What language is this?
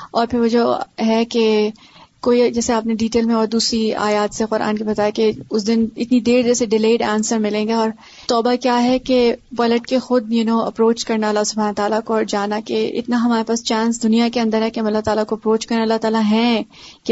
Urdu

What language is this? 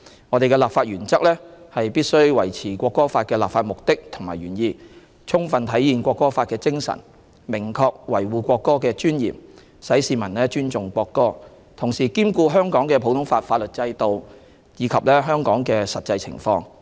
Cantonese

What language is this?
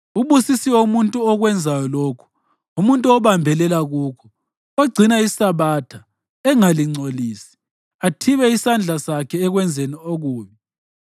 North Ndebele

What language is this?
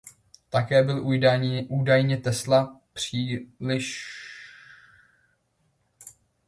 Czech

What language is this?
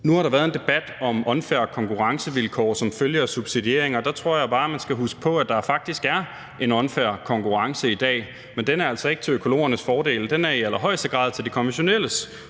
Danish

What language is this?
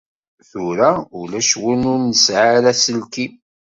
Kabyle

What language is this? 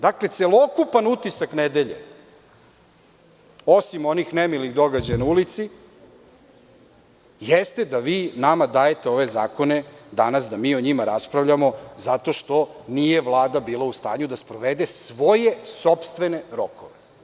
Serbian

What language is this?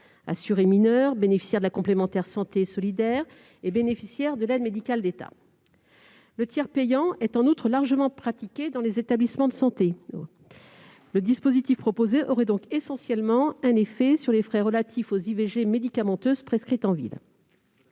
French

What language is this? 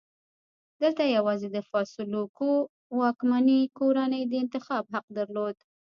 Pashto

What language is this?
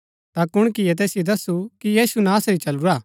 Gaddi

